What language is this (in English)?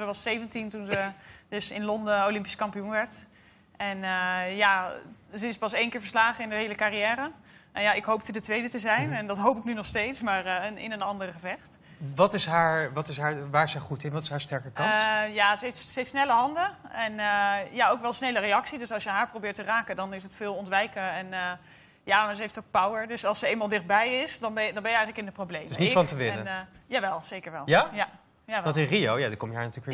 Dutch